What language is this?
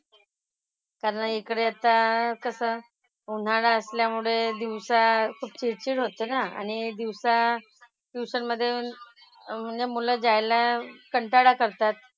Marathi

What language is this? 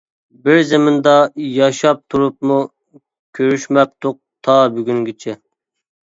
Uyghur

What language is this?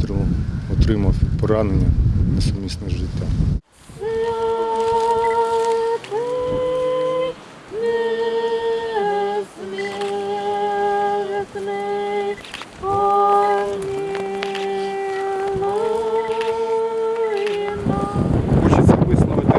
Ukrainian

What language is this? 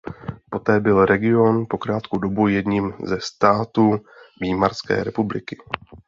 Czech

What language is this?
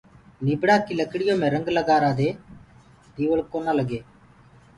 Gurgula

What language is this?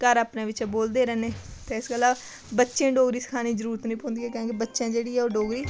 Dogri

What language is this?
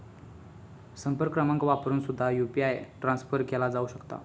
Marathi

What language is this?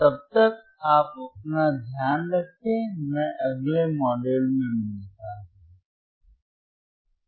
Hindi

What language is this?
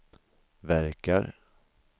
Swedish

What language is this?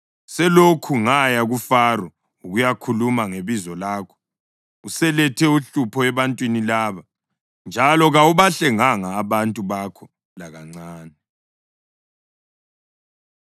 North Ndebele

